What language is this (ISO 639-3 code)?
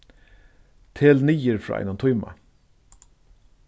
fao